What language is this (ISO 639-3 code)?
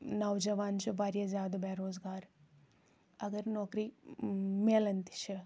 kas